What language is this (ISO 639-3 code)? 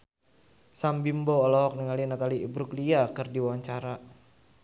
sun